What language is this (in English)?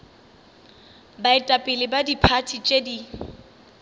Northern Sotho